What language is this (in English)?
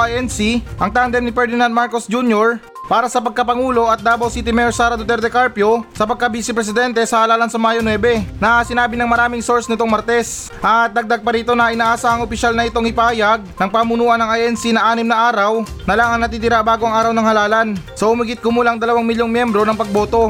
Filipino